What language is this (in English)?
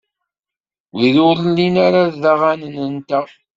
Kabyle